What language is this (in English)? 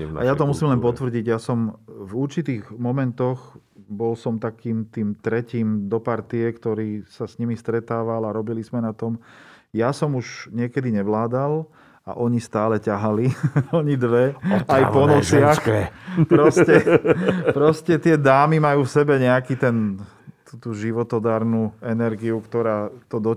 Slovak